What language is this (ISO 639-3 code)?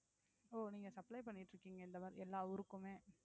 tam